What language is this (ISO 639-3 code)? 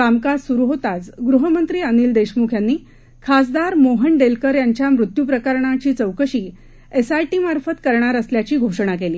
mar